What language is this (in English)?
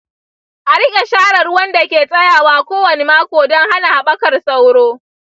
Hausa